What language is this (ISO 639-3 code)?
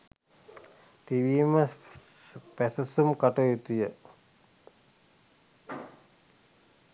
sin